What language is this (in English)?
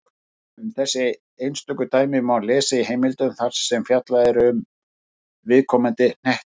Icelandic